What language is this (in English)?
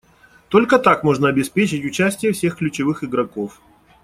Russian